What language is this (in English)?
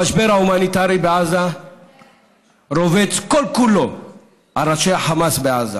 Hebrew